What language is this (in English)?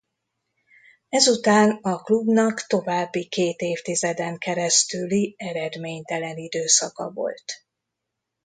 Hungarian